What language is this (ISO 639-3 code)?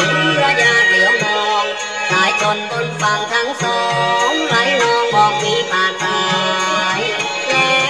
tha